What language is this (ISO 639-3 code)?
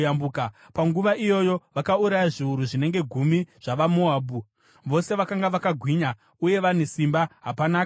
sna